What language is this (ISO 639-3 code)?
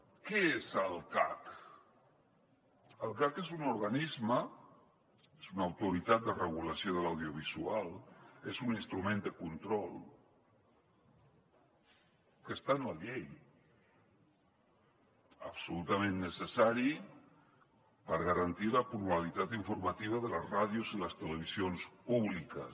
cat